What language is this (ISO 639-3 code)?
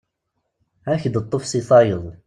kab